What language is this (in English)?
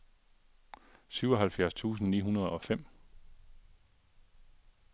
Danish